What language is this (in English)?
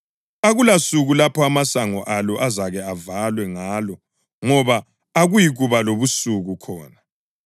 North Ndebele